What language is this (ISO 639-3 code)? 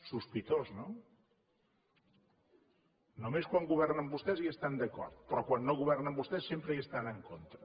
cat